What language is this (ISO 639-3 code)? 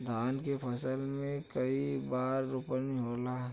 bho